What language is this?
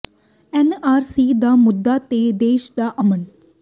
Punjabi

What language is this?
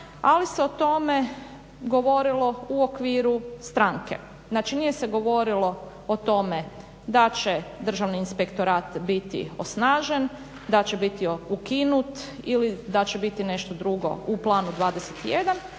Croatian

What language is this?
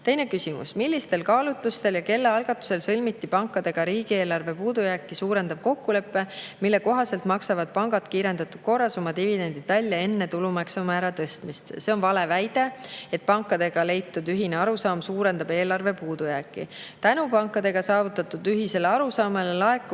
Estonian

